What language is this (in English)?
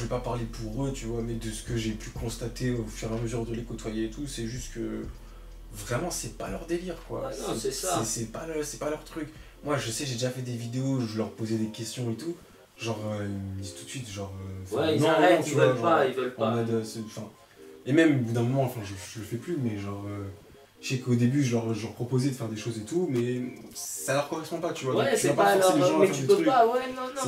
French